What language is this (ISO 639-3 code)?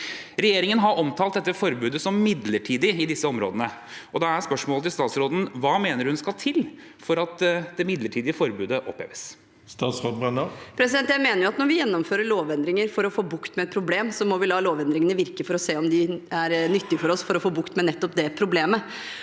nor